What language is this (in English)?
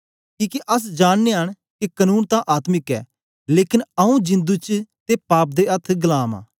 Dogri